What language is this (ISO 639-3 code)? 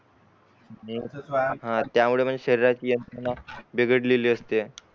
mar